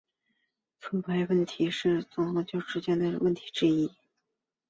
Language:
Chinese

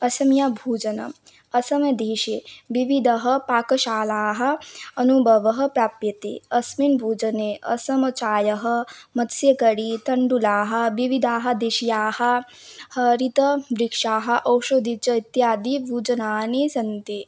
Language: Sanskrit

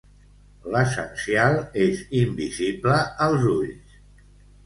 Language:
Catalan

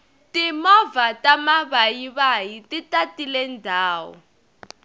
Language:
Tsonga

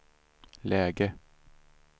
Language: Swedish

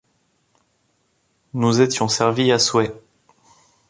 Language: French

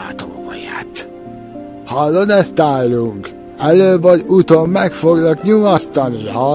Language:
Hungarian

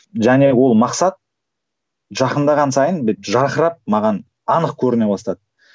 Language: Kazakh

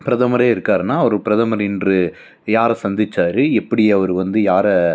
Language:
Tamil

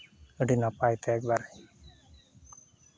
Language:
Santali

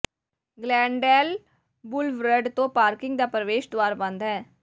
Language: Punjabi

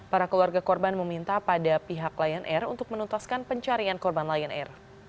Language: Indonesian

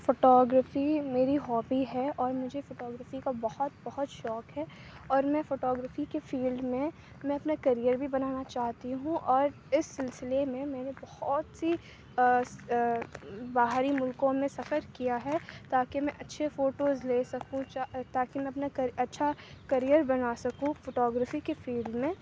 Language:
Urdu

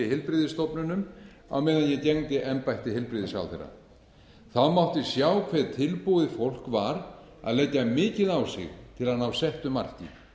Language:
Icelandic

